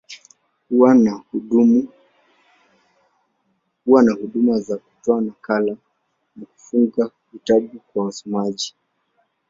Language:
Swahili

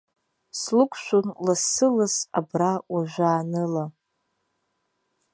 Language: Abkhazian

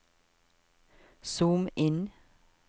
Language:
Norwegian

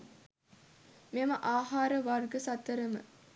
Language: Sinhala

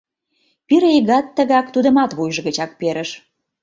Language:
Mari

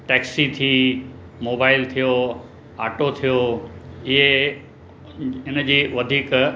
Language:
Sindhi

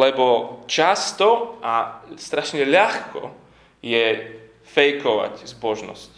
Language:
Slovak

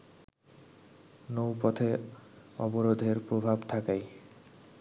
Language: Bangla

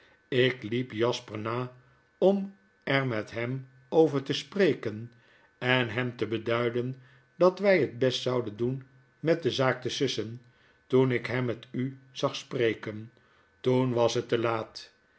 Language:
Dutch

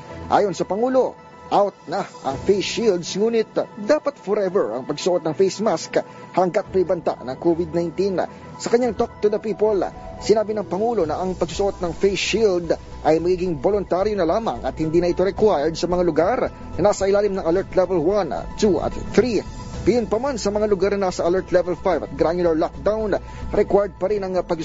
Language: Filipino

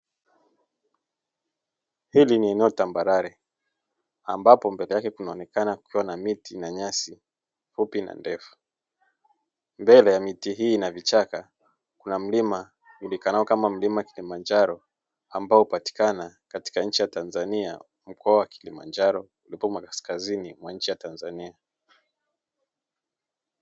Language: Swahili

